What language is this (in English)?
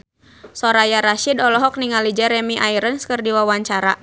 Sundanese